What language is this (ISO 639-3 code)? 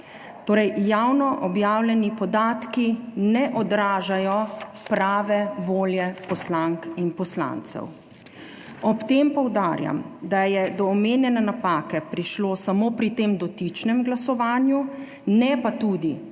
slv